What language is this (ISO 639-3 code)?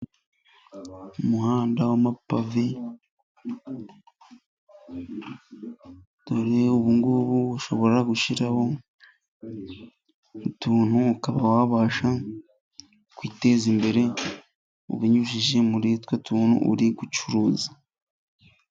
kin